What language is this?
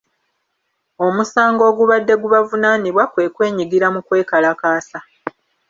Ganda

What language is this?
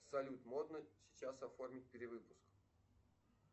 Russian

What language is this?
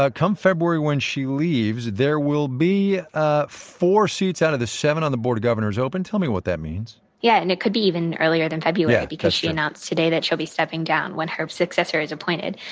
English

